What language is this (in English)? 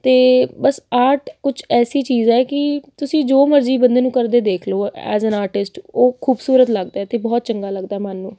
Punjabi